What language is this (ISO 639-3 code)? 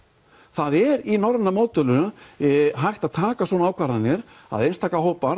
isl